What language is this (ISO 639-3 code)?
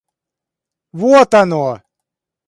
rus